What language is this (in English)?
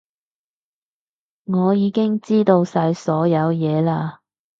Cantonese